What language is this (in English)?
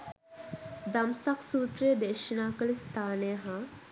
Sinhala